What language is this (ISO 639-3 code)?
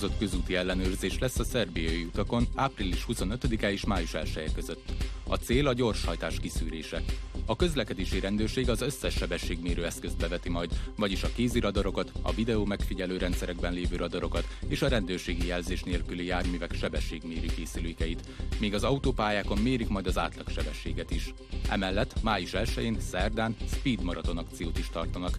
hun